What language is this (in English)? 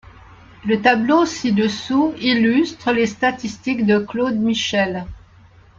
French